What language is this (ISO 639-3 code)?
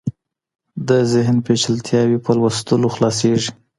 pus